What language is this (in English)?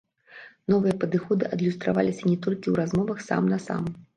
Belarusian